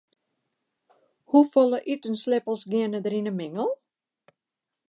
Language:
Western Frisian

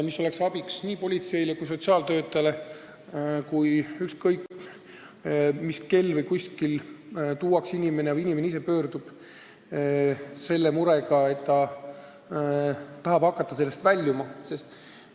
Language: Estonian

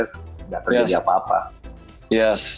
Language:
Indonesian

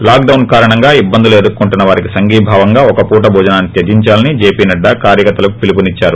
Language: Telugu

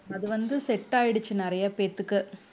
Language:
Tamil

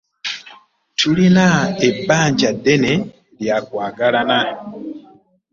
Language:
Ganda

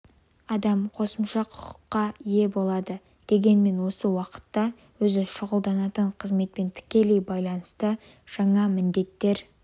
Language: Kazakh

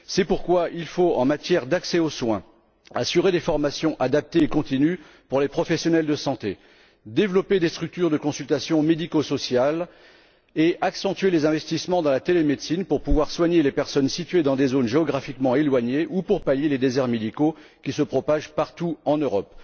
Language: French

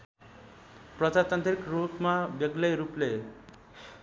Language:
Nepali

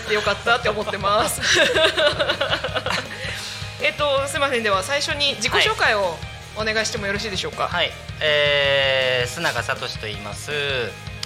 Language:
Japanese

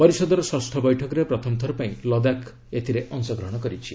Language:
Odia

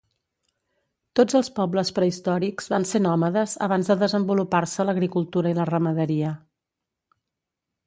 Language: Catalan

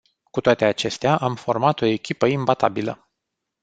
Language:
Romanian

